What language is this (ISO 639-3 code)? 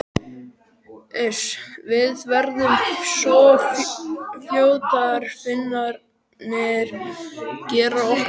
isl